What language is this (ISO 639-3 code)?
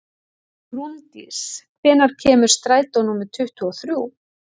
isl